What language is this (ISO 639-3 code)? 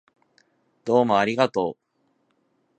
jpn